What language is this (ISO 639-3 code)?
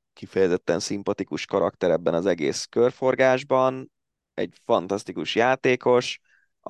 hun